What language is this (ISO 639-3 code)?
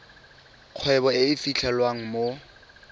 tsn